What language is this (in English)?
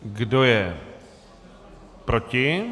Czech